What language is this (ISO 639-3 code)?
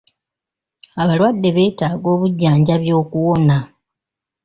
lug